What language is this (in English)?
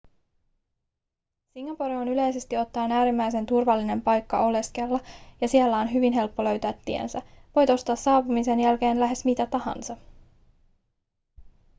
Finnish